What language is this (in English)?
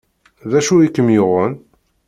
Kabyle